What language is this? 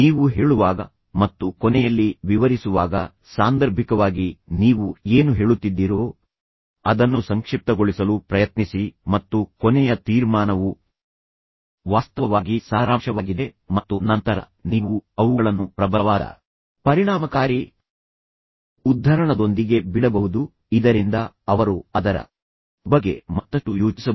Kannada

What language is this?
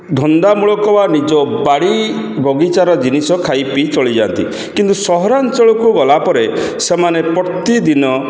Odia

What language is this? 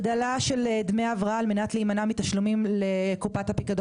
Hebrew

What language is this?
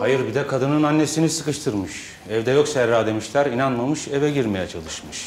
Turkish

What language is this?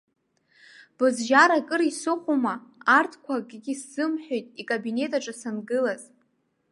Abkhazian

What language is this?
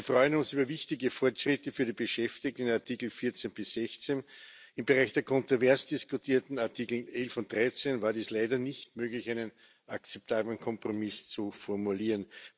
German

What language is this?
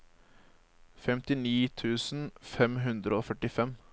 Norwegian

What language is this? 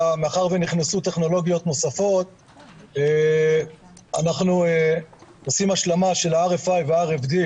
Hebrew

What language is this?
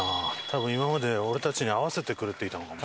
Japanese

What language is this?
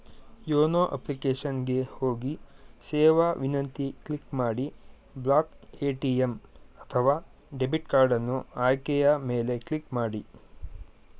Kannada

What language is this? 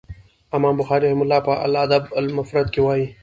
Pashto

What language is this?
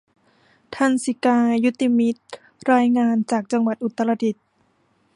Thai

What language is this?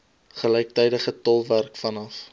Afrikaans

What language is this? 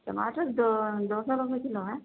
Urdu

